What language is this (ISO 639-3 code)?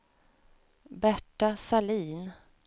swe